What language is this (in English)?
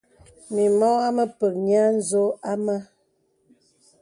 Bebele